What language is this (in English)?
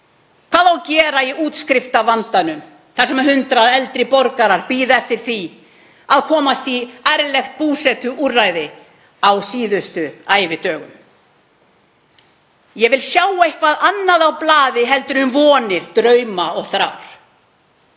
Icelandic